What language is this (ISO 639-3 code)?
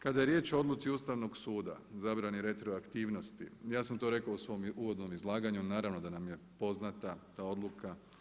hrv